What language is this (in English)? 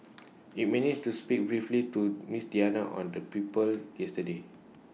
English